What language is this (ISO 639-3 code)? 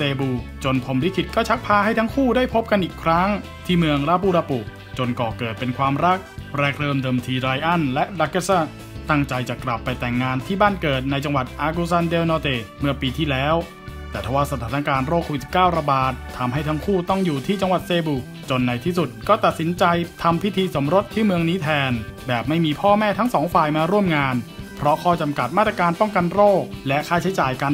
tha